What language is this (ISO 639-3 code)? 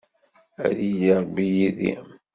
kab